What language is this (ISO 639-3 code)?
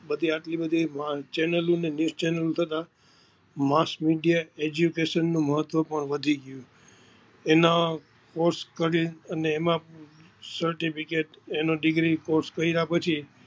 guj